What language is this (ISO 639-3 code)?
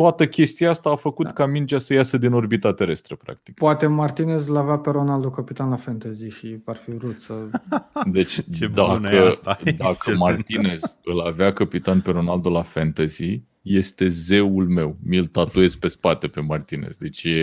ron